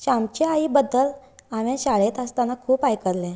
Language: Konkani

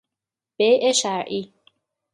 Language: Persian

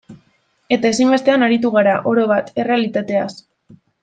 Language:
Basque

